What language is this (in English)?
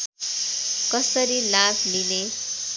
Nepali